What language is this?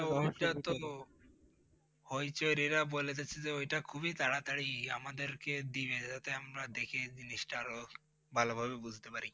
Bangla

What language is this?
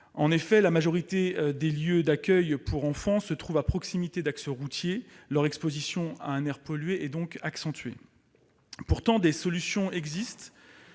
French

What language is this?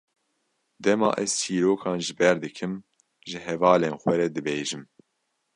Kurdish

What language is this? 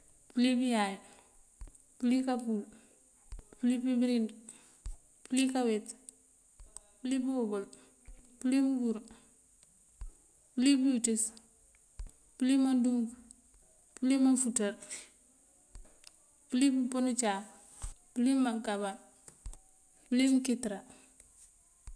Mandjak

